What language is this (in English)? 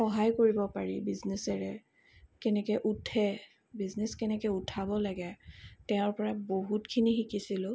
Assamese